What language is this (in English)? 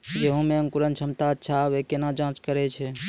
Maithili